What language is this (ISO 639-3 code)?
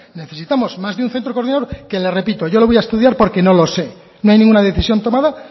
spa